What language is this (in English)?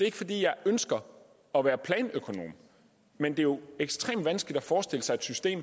Danish